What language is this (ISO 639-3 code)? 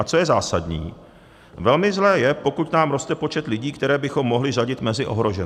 ces